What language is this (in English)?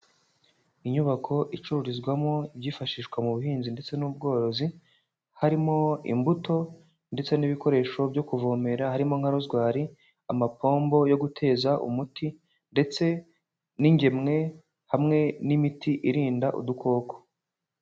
Kinyarwanda